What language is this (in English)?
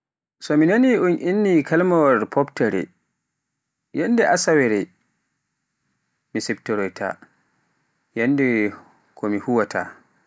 Pular